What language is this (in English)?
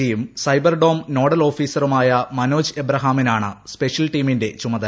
Malayalam